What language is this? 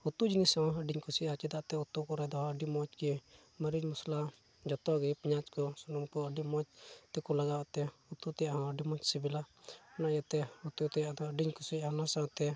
Santali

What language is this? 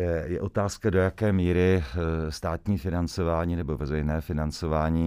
Czech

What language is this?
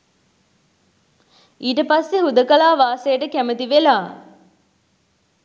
Sinhala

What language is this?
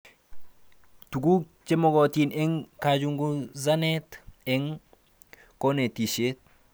Kalenjin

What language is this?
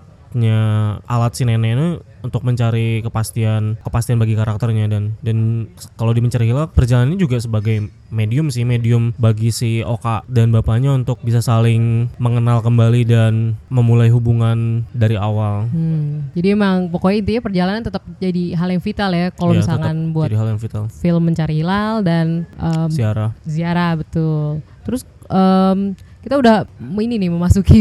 Indonesian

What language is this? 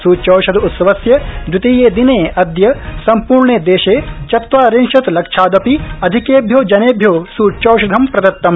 Sanskrit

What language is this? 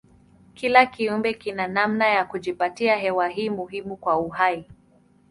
Swahili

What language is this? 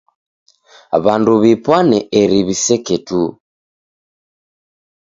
Taita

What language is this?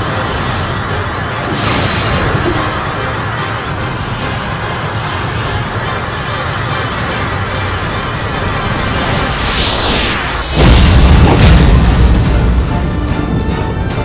Indonesian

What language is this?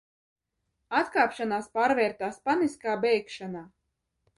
Latvian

